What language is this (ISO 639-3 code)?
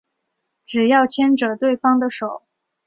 zho